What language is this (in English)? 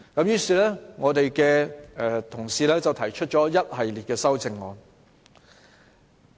Cantonese